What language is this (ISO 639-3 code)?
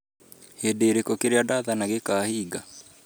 kik